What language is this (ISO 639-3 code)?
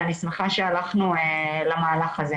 heb